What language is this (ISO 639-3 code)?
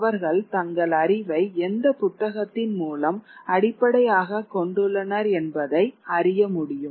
tam